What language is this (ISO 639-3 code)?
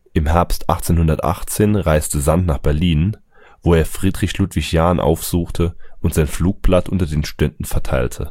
deu